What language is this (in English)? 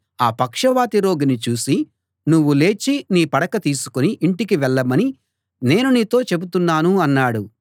Telugu